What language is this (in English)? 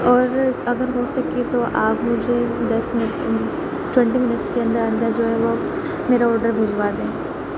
Urdu